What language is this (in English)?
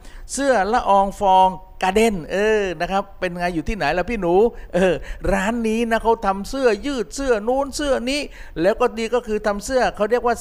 Thai